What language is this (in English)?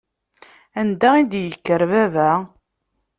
Kabyle